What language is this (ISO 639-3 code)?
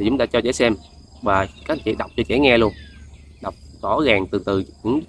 vie